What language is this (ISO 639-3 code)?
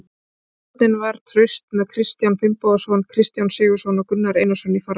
isl